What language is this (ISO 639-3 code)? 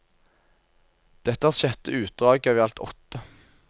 nor